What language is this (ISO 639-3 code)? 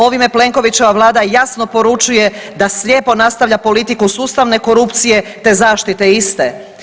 hrv